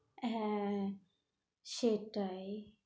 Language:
Bangla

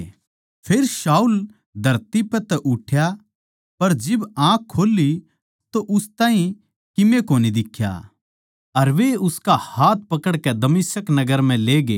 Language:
Haryanvi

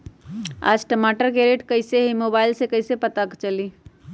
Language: Magahi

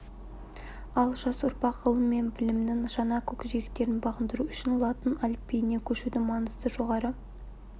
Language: Kazakh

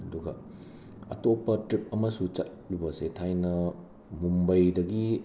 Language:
Manipuri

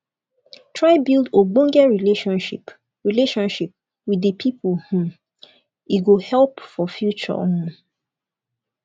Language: Nigerian Pidgin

